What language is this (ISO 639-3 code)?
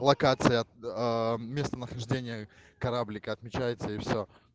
rus